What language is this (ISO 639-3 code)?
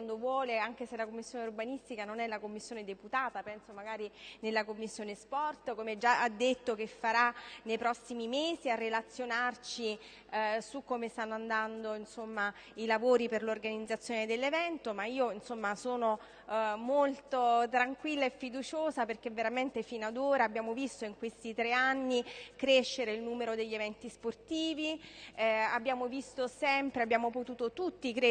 ita